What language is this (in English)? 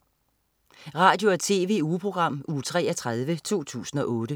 Danish